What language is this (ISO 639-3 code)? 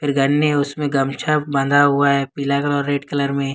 hin